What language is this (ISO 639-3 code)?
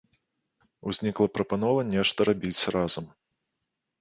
bel